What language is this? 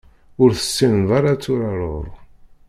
Kabyle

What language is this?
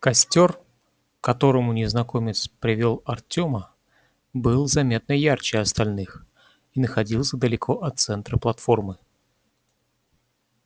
Russian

